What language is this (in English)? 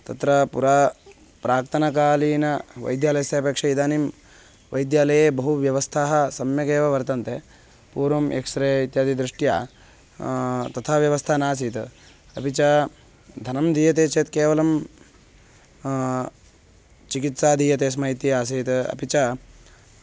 Sanskrit